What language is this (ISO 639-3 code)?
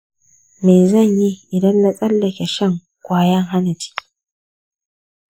hau